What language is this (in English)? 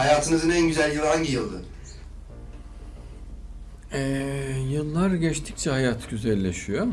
Turkish